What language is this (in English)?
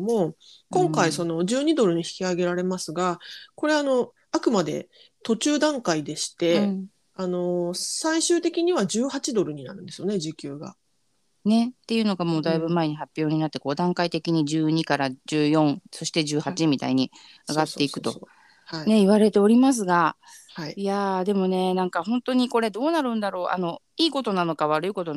Japanese